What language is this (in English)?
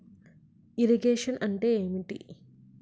Telugu